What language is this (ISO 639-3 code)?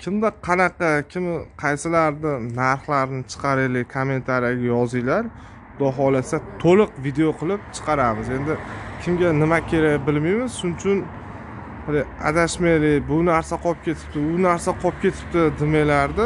tur